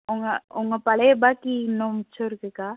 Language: Tamil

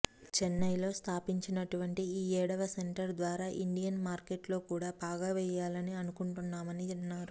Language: Telugu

